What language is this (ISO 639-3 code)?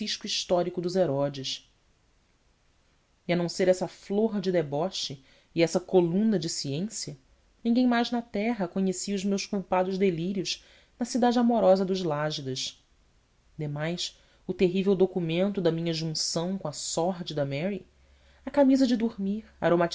por